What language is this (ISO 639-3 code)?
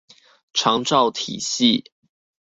zho